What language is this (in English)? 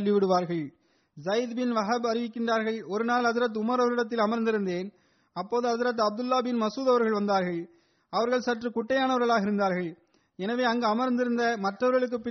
Tamil